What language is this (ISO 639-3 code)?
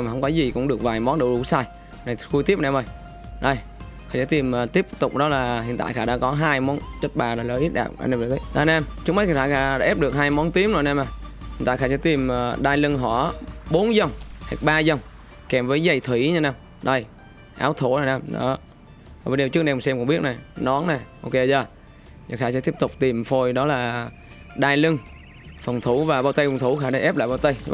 vie